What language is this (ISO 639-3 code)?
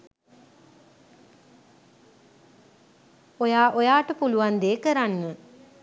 sin